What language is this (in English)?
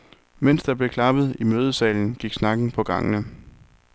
Danish